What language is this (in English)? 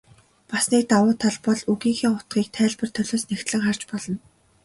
Mongolian